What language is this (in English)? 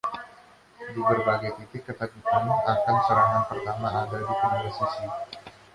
Indonesian